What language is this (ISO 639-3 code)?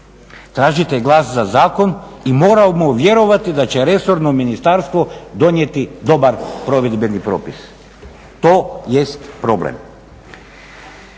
hrv